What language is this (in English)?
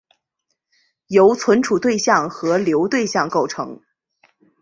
Chinese